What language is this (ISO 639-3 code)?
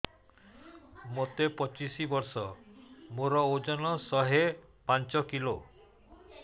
ori